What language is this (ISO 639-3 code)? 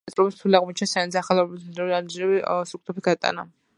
kat